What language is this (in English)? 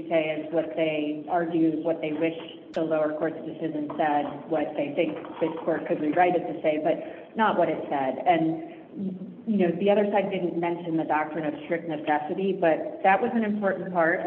English